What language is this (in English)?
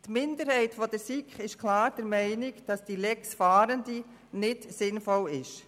Swiss German